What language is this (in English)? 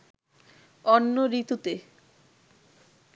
Bangla